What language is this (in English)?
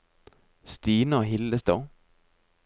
Norwegian